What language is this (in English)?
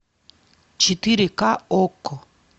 Russian